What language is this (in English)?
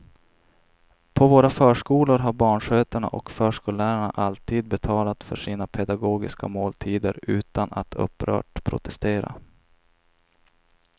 Swedish